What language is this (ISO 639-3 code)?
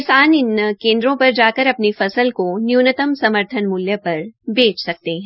hin